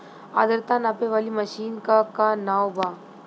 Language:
Bhojpuri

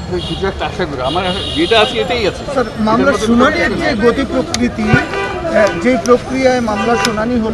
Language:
Romanian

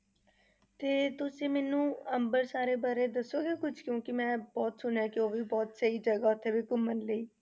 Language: Punjabi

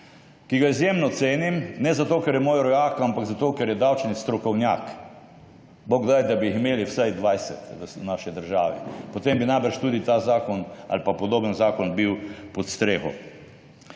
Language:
Slovenian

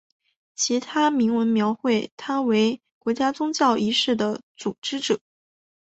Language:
Chinese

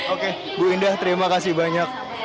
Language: Indonesian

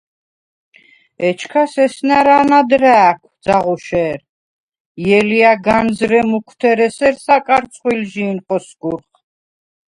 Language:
Svan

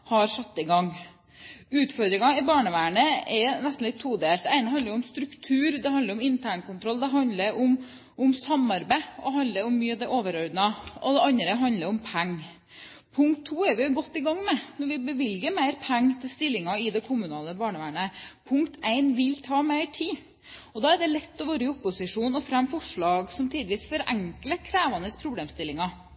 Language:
Norwegian Bokmål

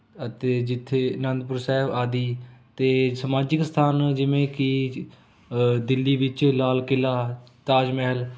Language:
Punjabi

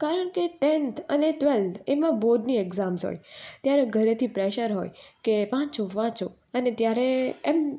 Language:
Gujarati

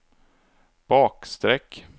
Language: Swedish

